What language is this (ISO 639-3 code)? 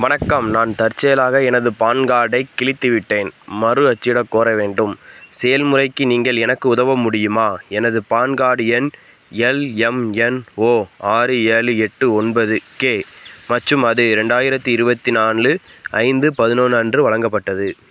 tam